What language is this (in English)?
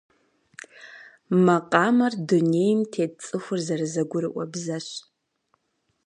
Kabardian